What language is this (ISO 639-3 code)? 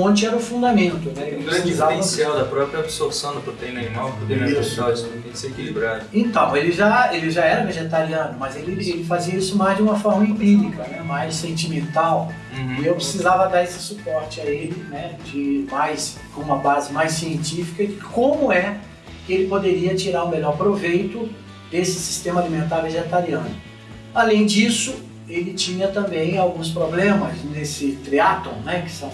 por